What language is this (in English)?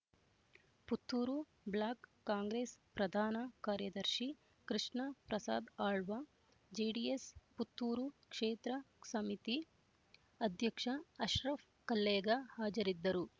Kannada